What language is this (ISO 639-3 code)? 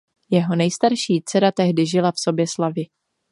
ces